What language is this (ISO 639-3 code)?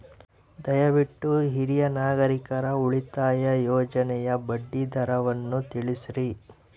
kan